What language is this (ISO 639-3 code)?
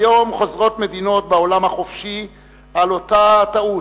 heb